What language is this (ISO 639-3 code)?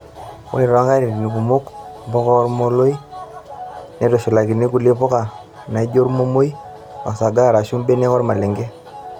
mas